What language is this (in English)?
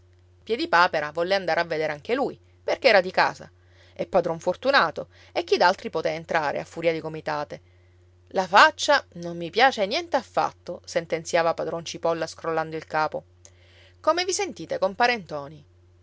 Italian